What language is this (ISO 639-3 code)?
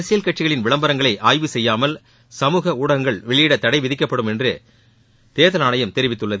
tam